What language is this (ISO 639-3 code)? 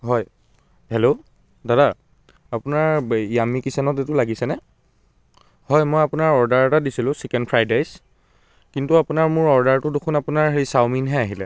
asm